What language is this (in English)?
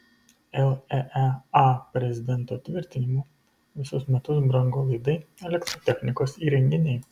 Lithuanian